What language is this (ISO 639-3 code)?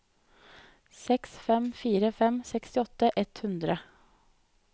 nor